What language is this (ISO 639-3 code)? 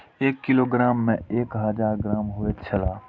mai